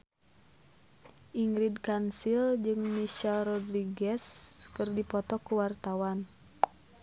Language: Sundanese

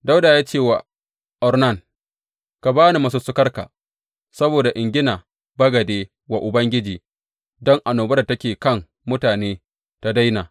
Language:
Hausa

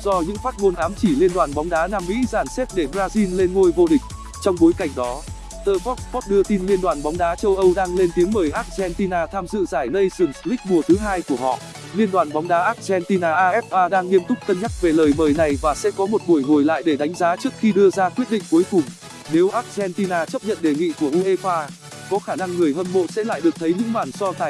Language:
Vietnamese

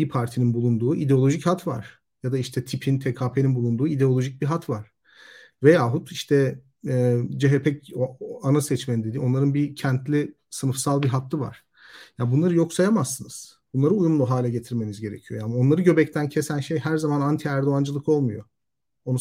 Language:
Turkish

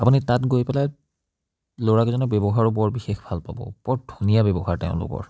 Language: Assamese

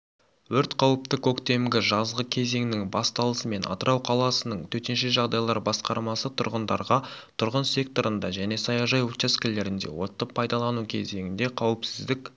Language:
Kazakh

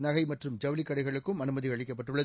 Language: Tamil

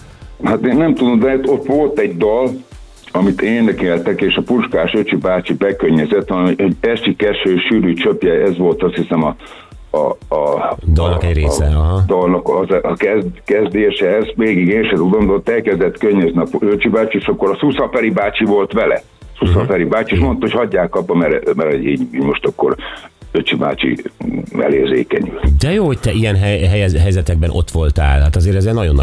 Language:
Hungarian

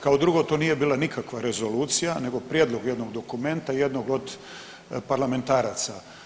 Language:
Croatian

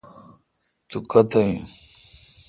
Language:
Kalkoti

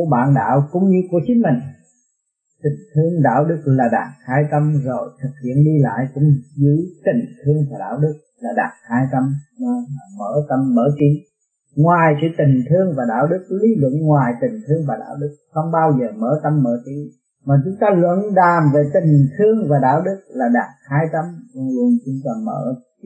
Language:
Vietnamese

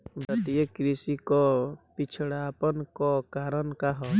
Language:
Bhojpuri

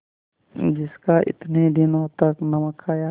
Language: Hindi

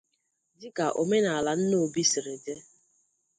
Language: Igbo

